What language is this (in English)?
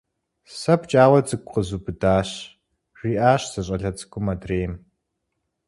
Kabardian